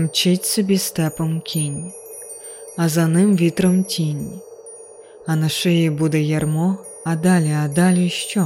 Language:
Ukrainian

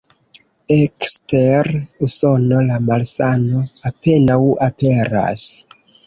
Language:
Esperanto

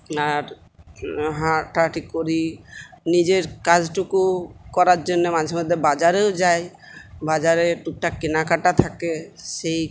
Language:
Bangla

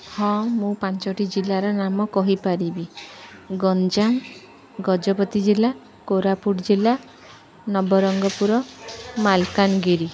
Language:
Odia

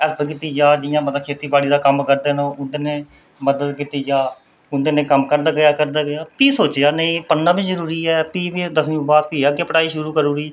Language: Dogri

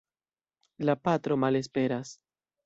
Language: Esperanto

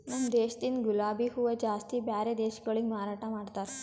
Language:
Kannada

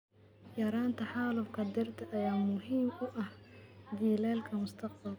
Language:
Somali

